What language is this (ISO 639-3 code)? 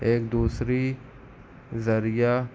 urd